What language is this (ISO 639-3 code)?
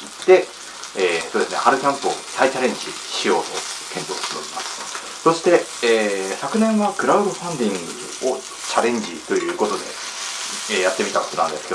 jpn